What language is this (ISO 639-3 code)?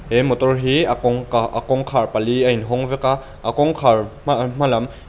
lus